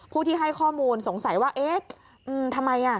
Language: Thai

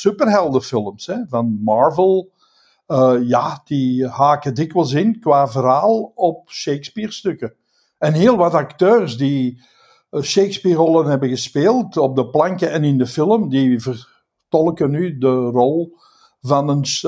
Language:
Dutch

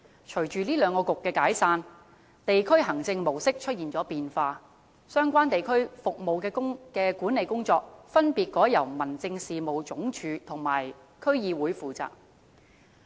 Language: Cantonese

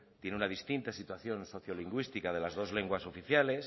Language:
Spanish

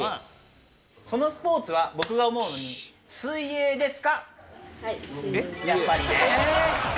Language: Japanese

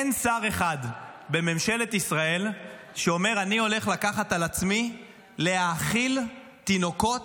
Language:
Hebrew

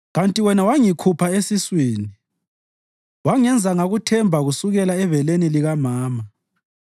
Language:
North Ndebele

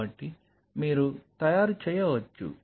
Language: Telugu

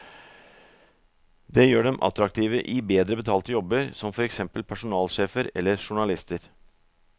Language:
Norwegian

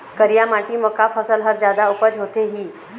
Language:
Chhattisgarhi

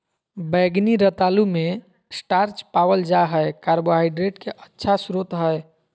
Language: Magahi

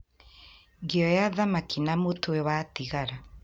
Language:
Kikuyu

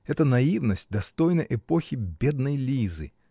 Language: Russian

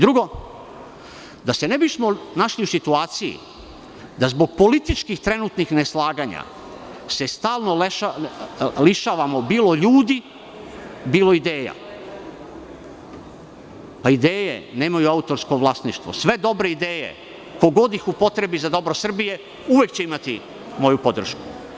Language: Serbian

